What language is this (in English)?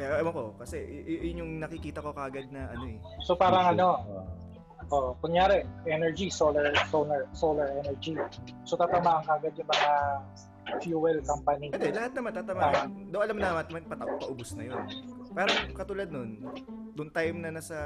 Filipino